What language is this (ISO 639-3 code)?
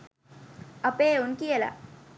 sin